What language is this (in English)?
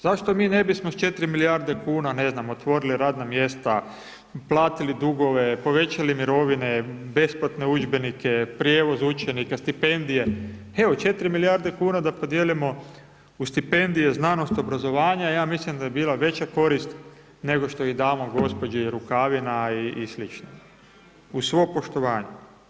Croatian